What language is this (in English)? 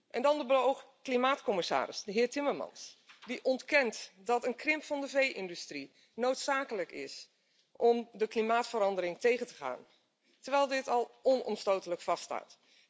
Dutch